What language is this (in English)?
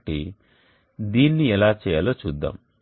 Telugu